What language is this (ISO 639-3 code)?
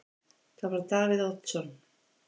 isl